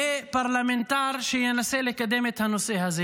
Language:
Hebrew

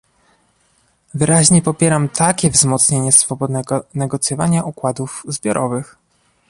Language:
Polish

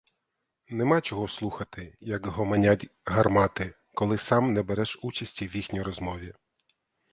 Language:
Ukrainian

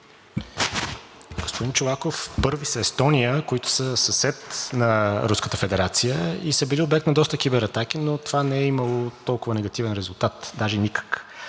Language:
Bulgarian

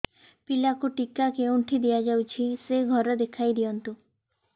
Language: Odia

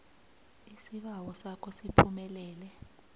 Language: South Ndebele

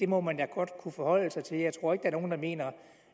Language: Danish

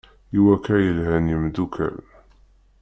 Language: Kabyle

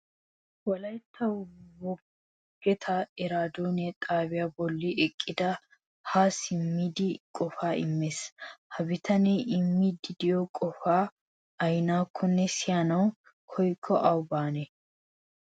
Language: Wolaytta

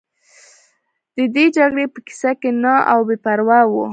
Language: Pashto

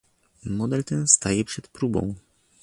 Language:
Polish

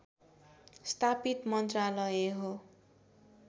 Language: Nepali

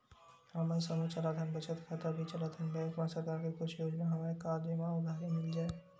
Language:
Chhattisgarhi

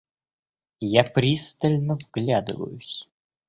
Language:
Russian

